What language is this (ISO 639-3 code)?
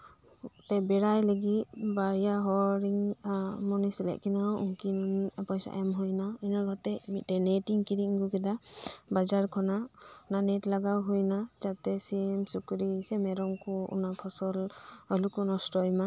sat